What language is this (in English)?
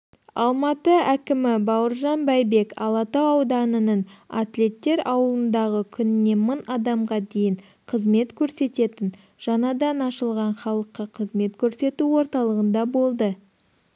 Kazakh